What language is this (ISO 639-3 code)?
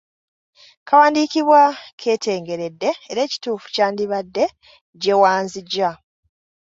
lug